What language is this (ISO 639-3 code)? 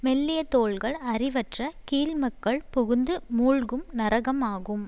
tam